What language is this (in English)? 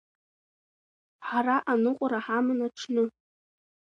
Abkhazian